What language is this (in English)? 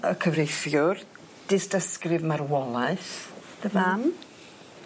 Welsh